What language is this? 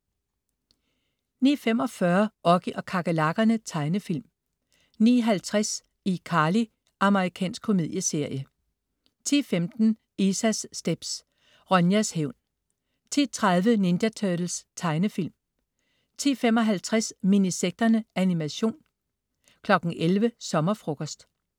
Danish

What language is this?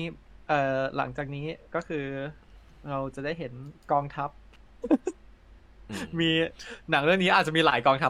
Thai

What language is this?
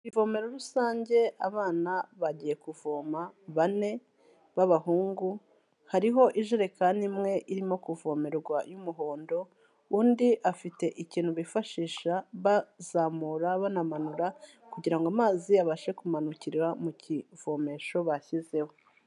Kinyarwanda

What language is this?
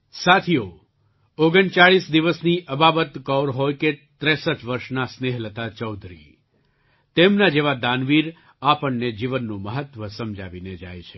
Gujarati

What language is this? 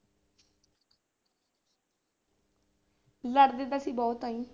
Punjabi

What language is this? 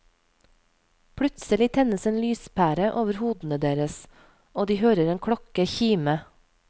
Norwegian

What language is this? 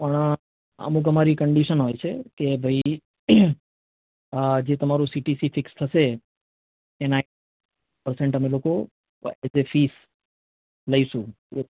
Gujarati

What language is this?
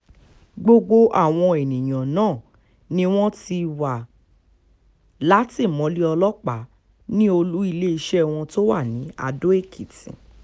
Yoruba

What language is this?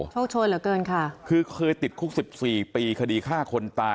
Thai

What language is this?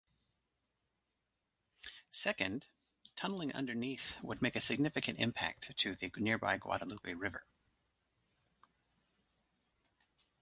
English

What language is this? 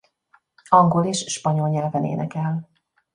Hungarian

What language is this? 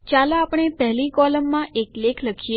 Gujarati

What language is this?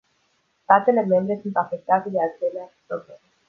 Romanian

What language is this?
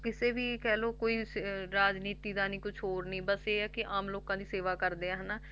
Punjabi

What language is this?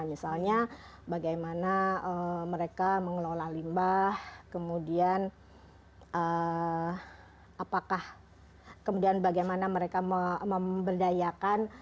Indonesian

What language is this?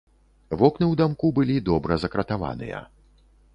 Belarusian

